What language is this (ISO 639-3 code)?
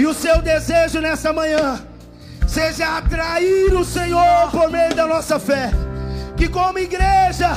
por